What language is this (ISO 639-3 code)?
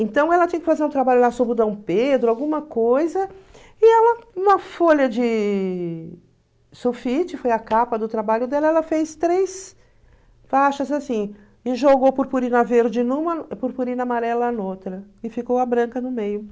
por